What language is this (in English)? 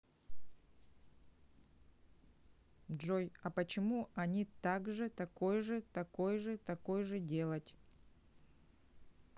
Russian